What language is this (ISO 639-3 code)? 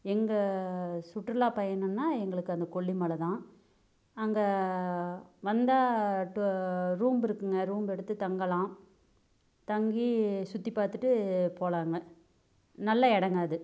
tam